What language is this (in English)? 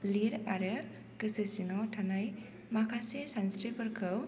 Bodo